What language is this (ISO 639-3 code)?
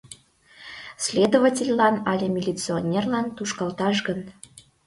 chm